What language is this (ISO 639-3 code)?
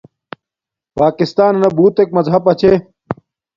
dmk